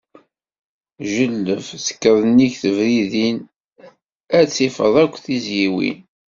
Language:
Kabyle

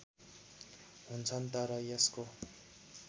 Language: Nepali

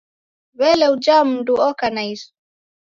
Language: Taita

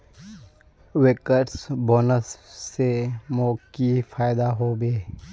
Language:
Magahi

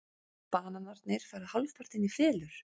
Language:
Icelandic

